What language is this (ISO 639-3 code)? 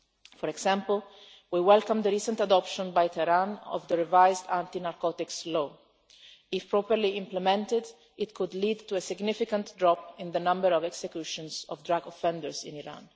eng